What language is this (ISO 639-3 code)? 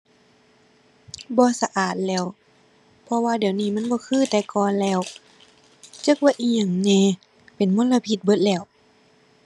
tha